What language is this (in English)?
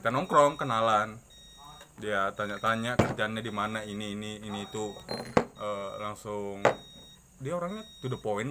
Indonesian